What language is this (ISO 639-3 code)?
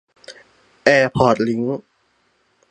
tha